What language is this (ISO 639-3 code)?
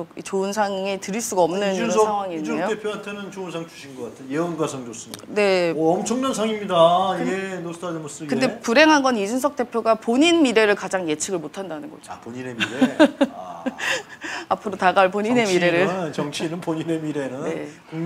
kor